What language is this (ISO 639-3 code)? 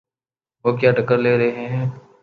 urd